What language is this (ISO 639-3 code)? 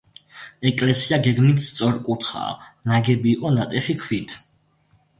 kat